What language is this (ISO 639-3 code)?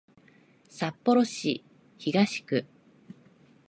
jpn